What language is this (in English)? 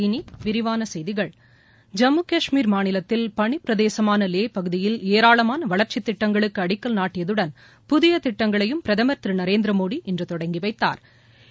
Tamil